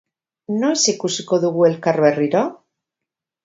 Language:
Basque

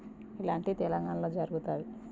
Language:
Telugu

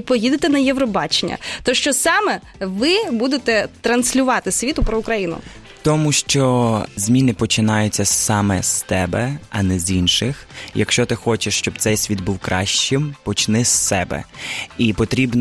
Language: Ukrainian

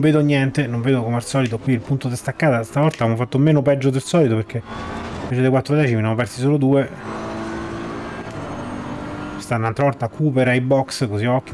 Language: Italian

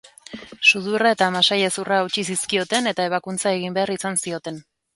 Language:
Basque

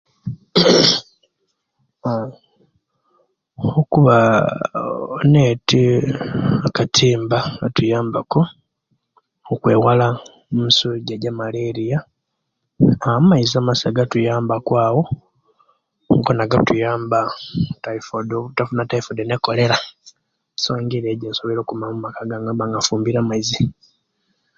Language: Kenyi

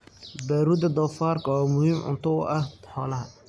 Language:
Somali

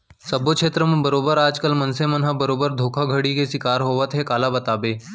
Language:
Chhattisgarhi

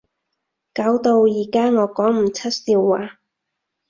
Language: Cantonese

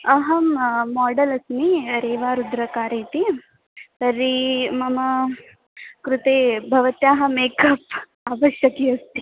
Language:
Sanskrit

